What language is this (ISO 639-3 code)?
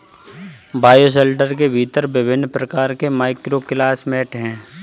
hin